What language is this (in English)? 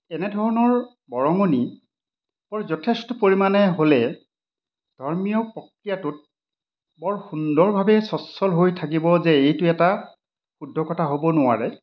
Assamese